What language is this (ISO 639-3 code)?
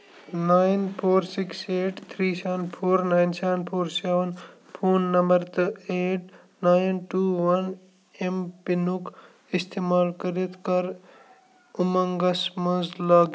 kas